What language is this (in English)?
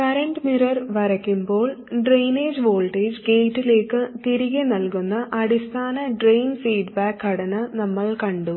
Malayalam